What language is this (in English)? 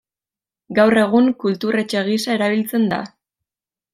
Basque